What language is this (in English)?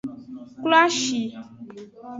Aja (Benin)